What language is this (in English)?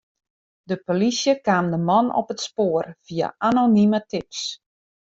Western Frisian